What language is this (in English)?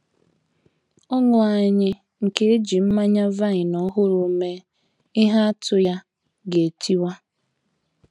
Igbo